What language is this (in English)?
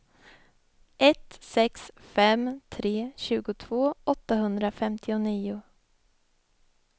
Swedish